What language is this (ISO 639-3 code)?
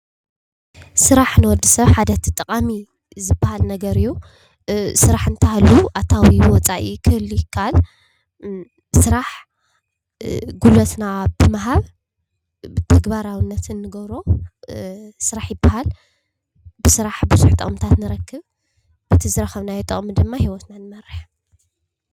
tir